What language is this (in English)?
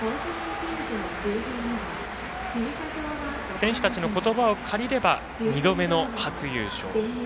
Japanese